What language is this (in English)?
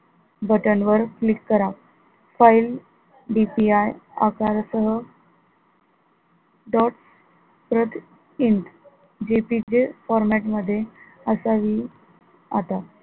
Marathi